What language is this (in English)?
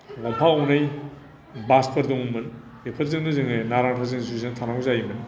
Bodo